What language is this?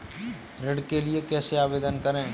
Hindi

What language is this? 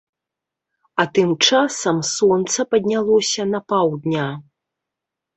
Belarusian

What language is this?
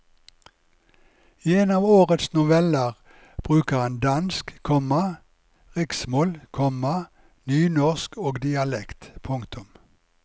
Norwegian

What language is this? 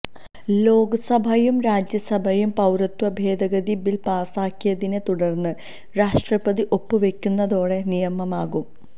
Malayalam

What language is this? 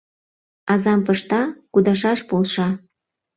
Mari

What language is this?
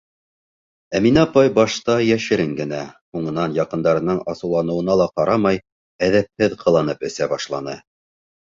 Bashkir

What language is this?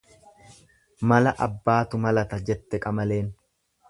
Oromo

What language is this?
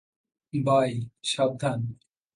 Bangla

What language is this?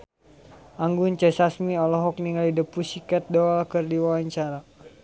Sundanese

